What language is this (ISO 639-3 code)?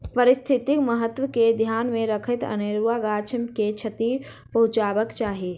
mai